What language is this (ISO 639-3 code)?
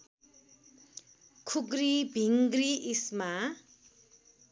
nep